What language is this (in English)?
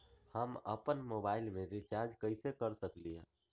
Magahi